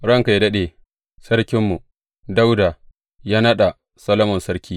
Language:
Hausa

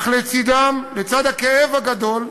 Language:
Hebrew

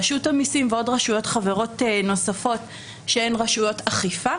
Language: Hebrew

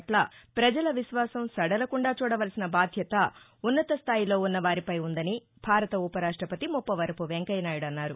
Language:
Telugu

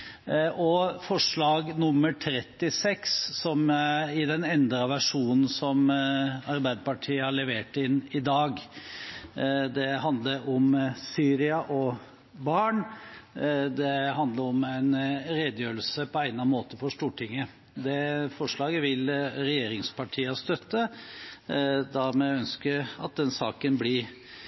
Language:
Norwegian Bokmål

